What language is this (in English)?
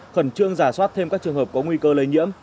Vietnamese